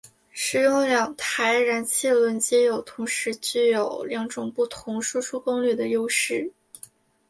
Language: Chinese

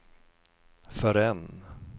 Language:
Swedish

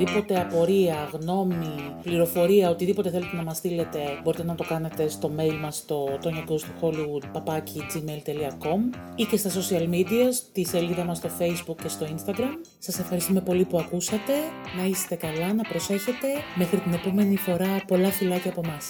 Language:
Greek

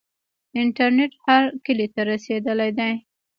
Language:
Pashto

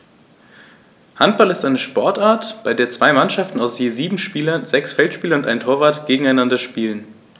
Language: German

